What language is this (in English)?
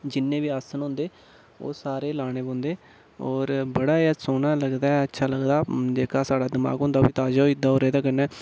Dogri